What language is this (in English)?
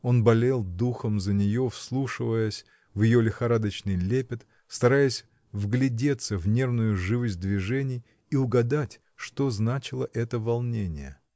Russian